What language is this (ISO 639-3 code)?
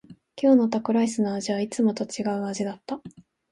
jpn